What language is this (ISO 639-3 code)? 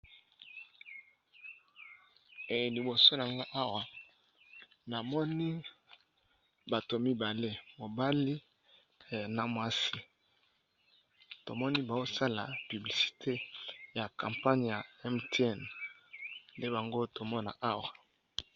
lin